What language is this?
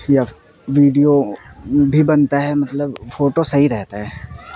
Urdu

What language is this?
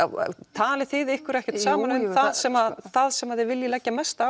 Icelandic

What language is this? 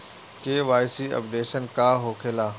Bhojpuri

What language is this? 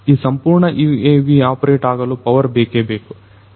Kannada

